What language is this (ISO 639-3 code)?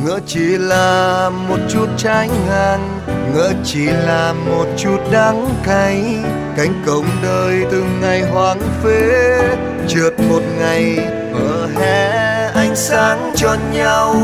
vie